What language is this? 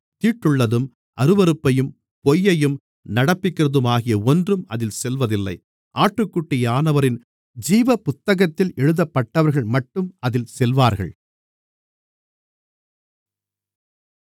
Tamil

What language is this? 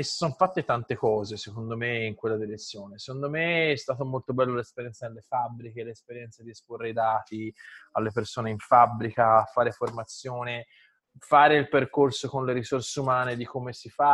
Italian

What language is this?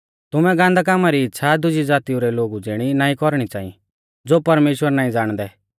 Mahasu Pahari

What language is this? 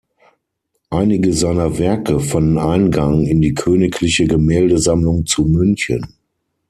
German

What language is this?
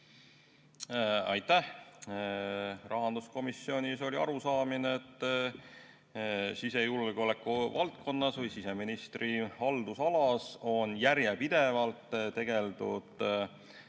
Estonian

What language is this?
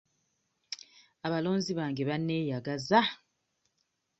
Ganda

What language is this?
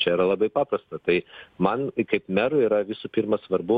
Lithuanian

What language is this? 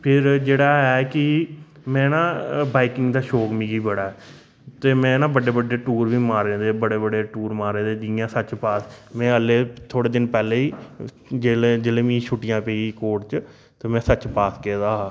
Dogri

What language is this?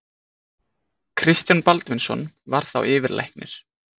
Icelandic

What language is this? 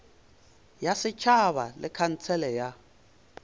Northern Sotho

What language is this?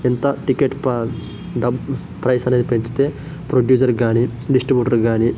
Telugu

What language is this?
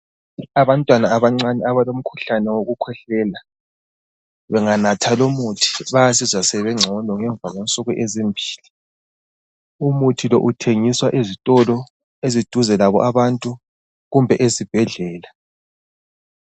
North Ndebele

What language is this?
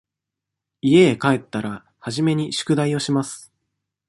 Japanese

